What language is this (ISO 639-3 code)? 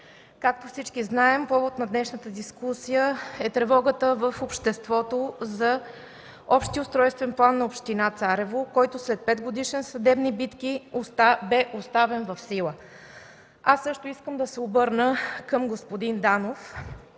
bul